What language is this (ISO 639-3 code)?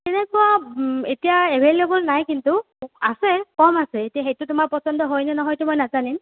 asm